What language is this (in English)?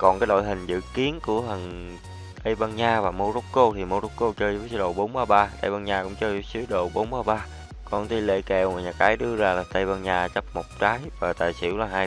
Vietnamese